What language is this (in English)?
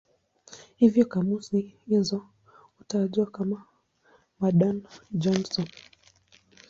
Swahili